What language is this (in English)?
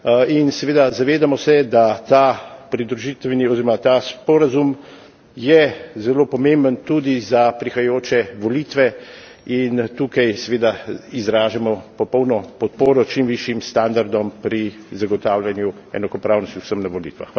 Slovenian